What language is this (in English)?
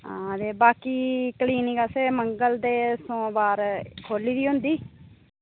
Dogri